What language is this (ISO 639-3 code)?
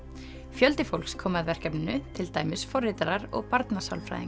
isl